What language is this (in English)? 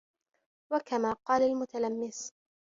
Arabic